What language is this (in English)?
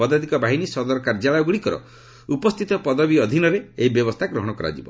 Odia